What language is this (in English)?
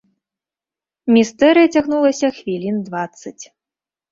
Belarusian